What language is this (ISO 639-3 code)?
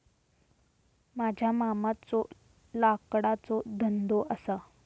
mar